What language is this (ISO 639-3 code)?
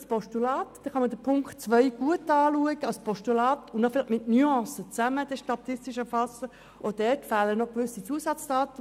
gsw